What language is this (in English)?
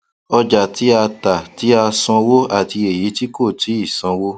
Yoruba